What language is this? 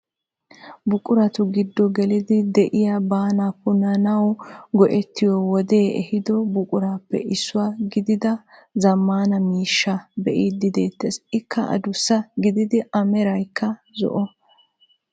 Wolaytta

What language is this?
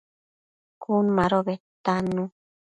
Matsés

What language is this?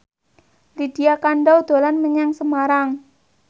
Javanese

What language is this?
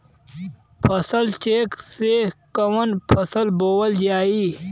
Bhojpuri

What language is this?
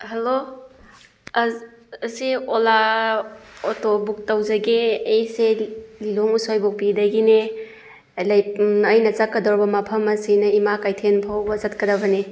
Manipuri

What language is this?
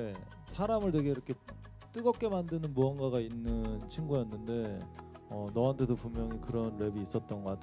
Korean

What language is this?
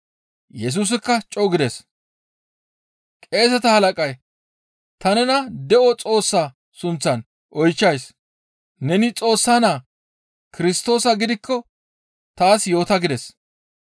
Gamo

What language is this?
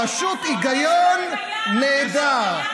Hebrew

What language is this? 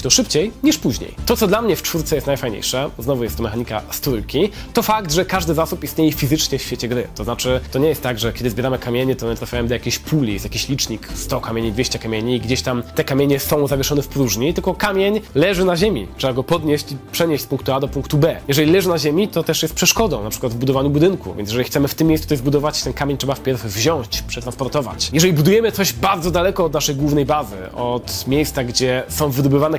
Polish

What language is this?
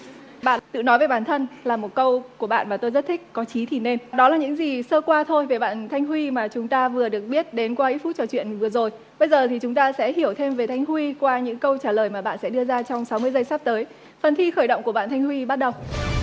Vietnamese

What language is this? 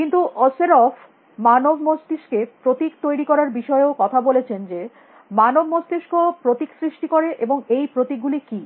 Bangla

